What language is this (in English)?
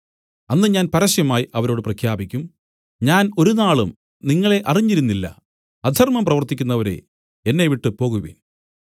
Malayalam